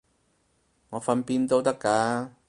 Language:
Cantonese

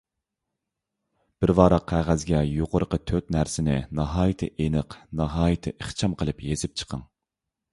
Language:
Uyghur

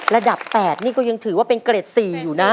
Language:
Thai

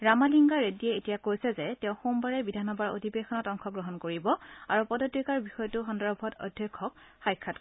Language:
Assamese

